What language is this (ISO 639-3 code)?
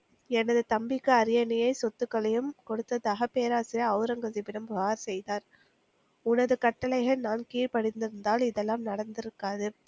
tam